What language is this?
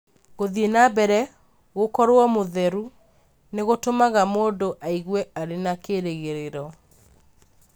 Kikuyu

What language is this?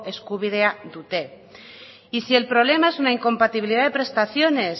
Spanish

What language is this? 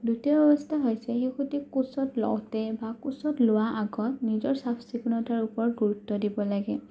Assamese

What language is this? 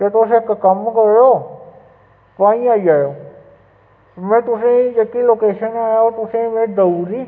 Dogri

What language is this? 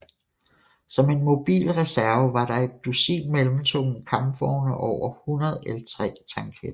Danish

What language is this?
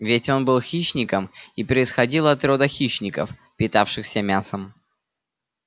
Russian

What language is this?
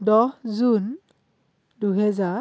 Assamese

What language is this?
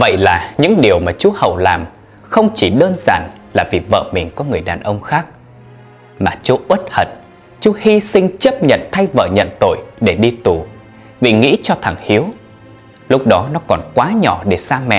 Vietnamese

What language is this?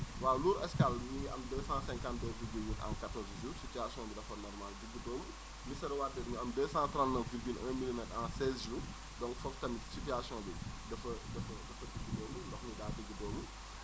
Wolof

